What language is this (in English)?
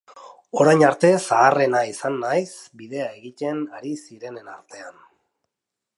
Basque